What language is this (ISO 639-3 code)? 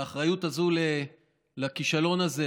heb